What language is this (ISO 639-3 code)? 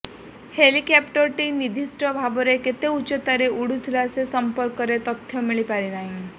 ori